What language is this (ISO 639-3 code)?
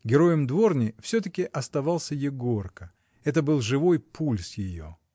rus